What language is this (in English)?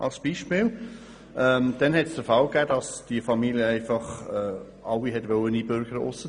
Swiss German